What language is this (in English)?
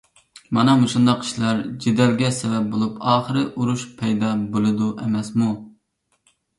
Uyghur